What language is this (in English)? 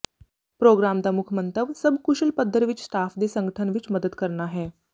Punjabi